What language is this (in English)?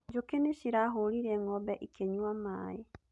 Kikuyu